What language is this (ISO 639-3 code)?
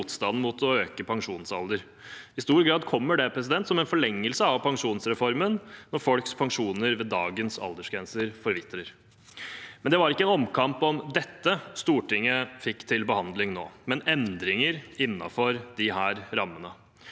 nor